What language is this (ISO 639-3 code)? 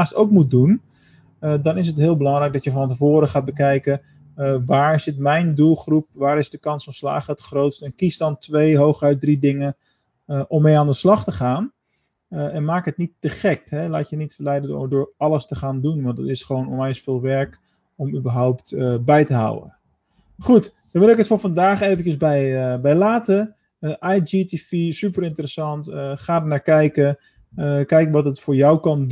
nld